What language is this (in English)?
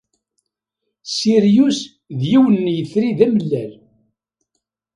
Kabyle